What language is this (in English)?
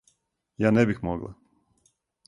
Serbian